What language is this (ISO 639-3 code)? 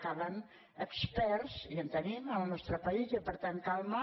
cat